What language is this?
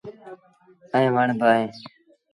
Sindhi Bhil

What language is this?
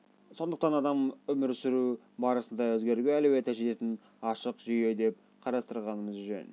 Kazakh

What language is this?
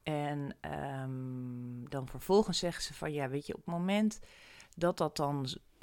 Dutch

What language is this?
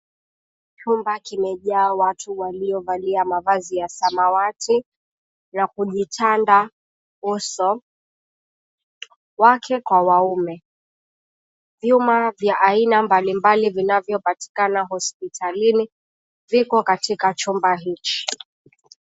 Swahili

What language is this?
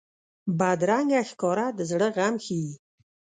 Pashto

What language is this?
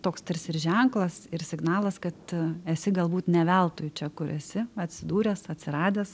Lithuanian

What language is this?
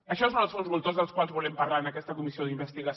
Catalan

